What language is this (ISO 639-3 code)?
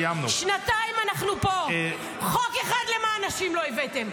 heb